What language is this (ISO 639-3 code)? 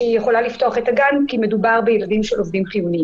heb